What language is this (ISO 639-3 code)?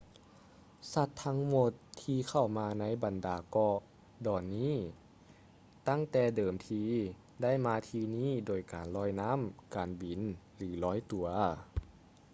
lao